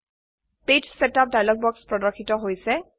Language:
Assamese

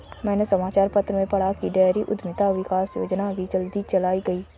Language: Hindi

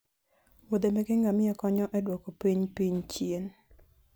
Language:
Luo (Kenya and Tanzania)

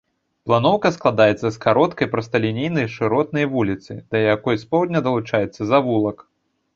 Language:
Belarusian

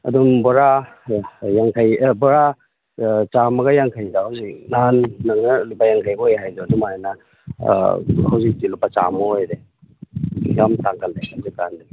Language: Manipuri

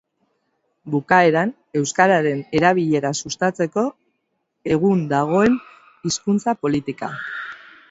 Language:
Basque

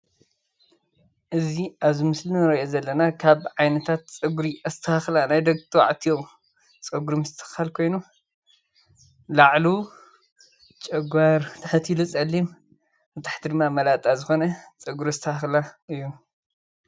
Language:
Tigrinya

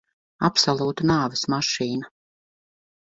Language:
Latvian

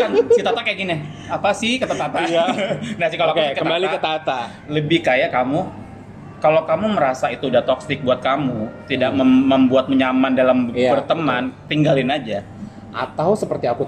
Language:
Indonesian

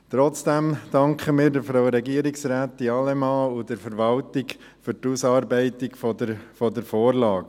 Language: Swiss German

